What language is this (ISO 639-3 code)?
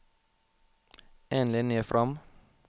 nor